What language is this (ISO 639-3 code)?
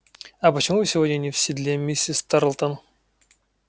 rus